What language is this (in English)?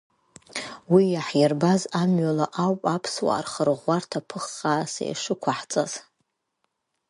Abkhazian